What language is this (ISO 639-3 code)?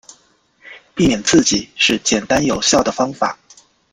zho